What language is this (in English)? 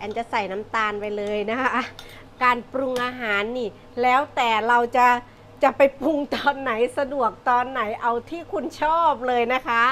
Thai